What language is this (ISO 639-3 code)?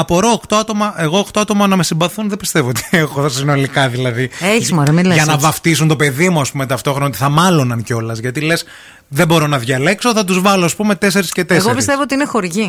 ell